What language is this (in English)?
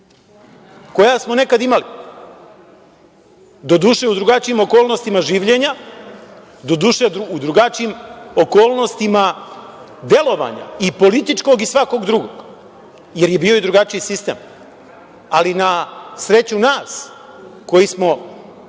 Serbian